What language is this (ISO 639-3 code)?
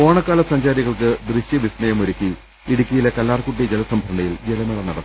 mal